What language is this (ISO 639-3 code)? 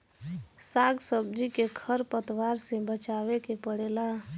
bho